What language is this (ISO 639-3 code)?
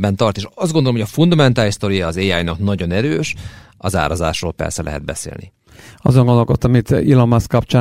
hun